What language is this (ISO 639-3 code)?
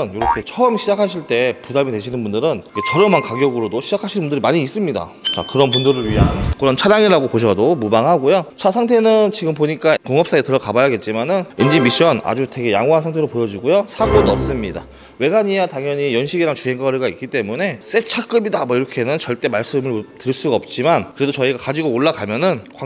kor